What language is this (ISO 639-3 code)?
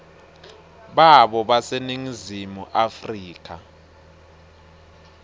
ssw